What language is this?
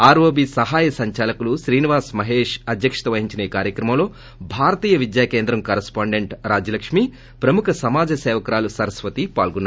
Telugu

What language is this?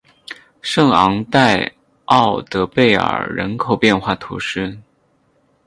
Chinese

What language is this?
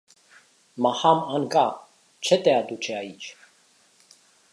Romanian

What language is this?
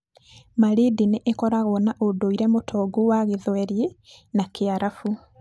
Kikuyu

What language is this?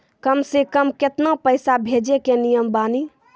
Maithili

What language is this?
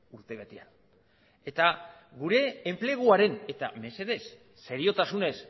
Basque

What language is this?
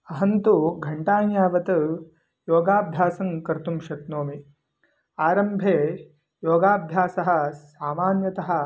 Sanskrit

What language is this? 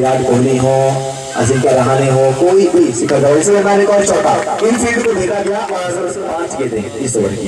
Dutch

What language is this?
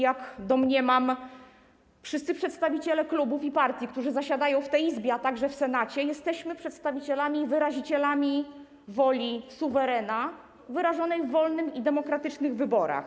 Polish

